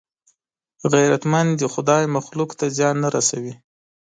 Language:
Pashto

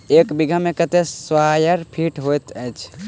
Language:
Maithili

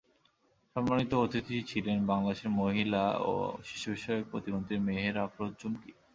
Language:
Bangla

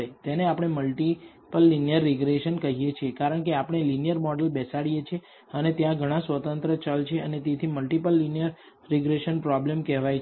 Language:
Gujarati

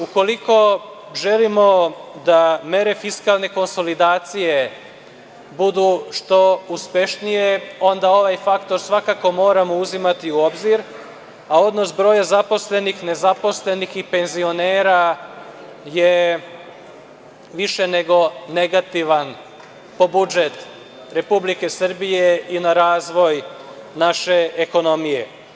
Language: Serbian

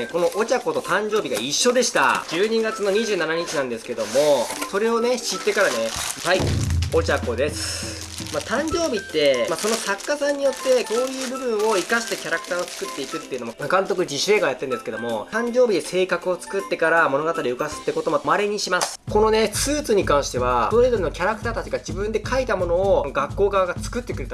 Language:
Japanese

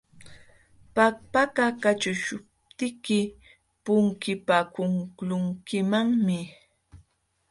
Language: Jauja Wanca Quechua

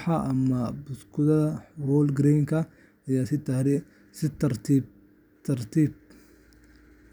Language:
Somali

